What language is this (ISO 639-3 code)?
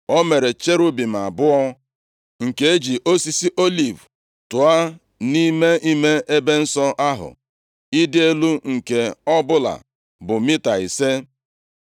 ibo